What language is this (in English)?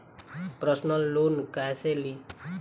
Bhojpuri